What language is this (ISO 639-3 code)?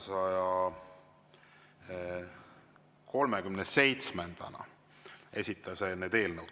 est